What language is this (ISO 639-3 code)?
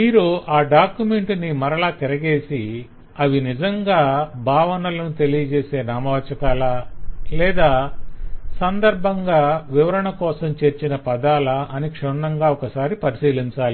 tel